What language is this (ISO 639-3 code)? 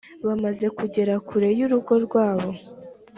kin